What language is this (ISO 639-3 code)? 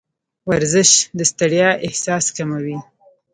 pus